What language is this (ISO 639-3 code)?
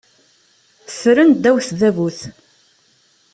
kab